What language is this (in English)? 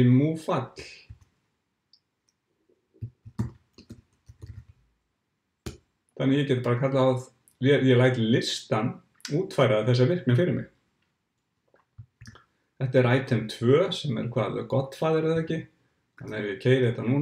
German